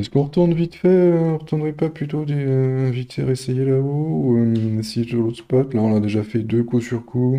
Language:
French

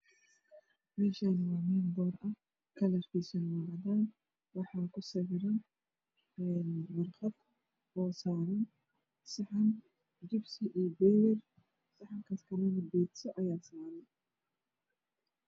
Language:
Somali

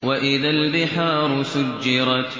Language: Arabic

